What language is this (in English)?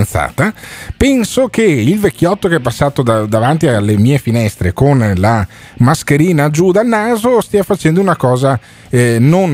Italian